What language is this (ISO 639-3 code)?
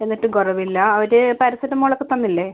mal